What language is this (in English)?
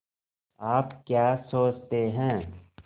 Hindi